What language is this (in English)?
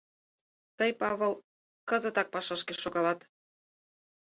Mari